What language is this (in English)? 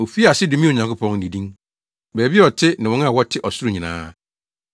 Akan